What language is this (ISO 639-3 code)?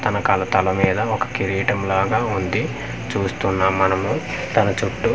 tel